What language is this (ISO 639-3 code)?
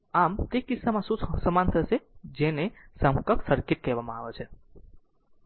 guj